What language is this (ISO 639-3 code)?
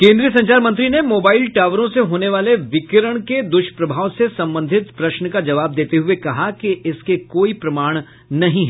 hin